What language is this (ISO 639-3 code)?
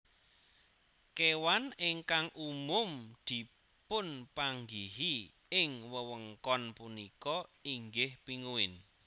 jav